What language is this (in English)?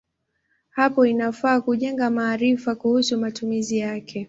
Swahili